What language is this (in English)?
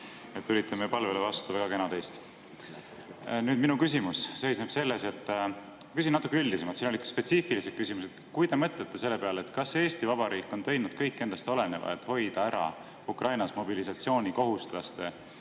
Estonian